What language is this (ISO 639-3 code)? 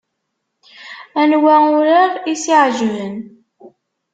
kab